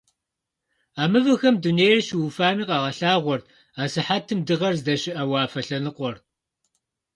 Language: Kabardian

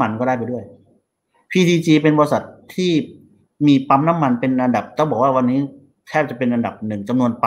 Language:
Thai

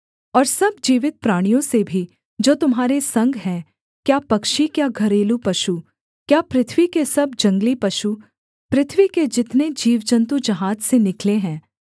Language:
Hindi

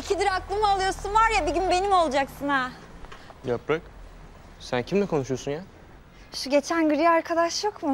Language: Turkish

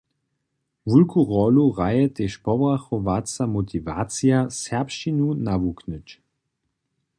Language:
Upper Sorbian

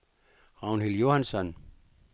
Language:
Danish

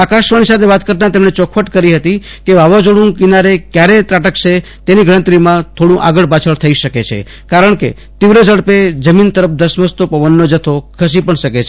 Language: Gujarati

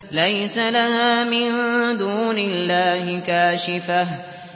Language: Arabic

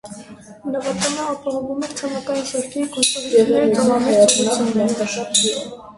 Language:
Armenian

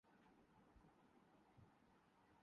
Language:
Urdu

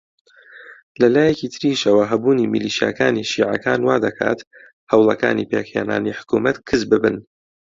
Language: Central Kurdish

